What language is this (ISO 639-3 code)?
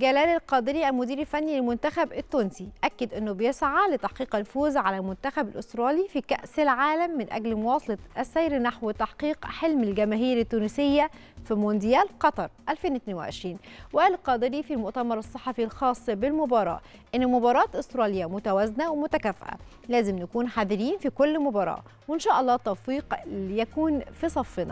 ara